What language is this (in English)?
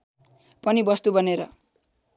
Nepali